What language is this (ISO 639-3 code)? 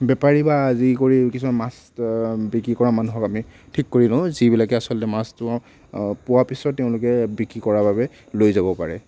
asm